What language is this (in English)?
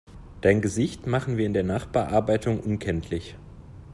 German